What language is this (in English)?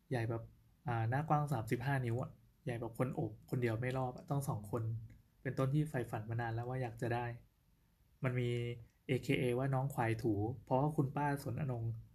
Thai